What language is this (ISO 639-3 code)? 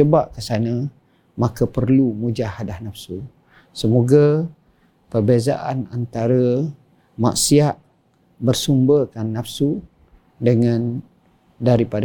msa